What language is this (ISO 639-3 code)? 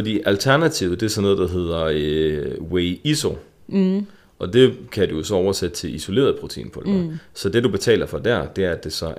dan